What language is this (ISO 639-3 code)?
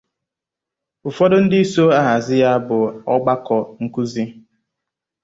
ibo